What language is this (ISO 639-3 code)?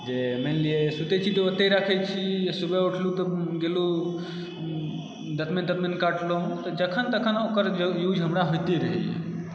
mai